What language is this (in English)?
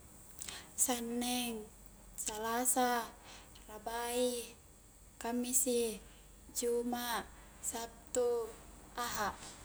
Highland Konjo